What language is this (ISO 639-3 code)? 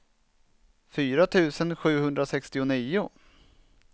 swe